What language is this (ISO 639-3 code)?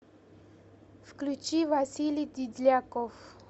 rus